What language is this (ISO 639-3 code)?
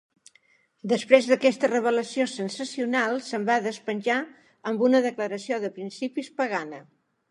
cat